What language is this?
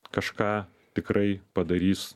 Lithuanian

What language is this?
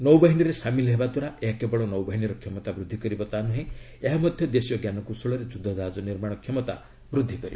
Odia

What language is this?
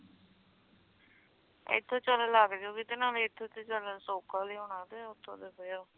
Punjabi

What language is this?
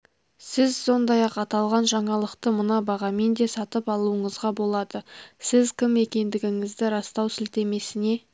Kazakh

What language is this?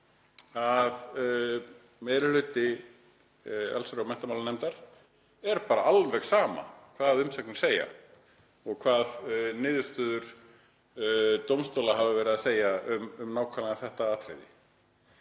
Icelandic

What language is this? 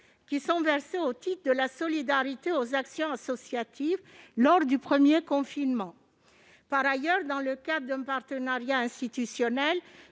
French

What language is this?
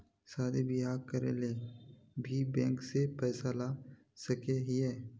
Magahi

